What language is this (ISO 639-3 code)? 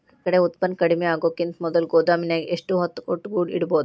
kan